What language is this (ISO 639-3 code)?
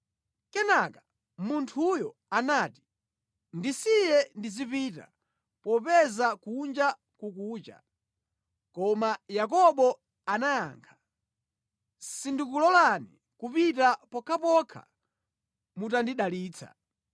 nya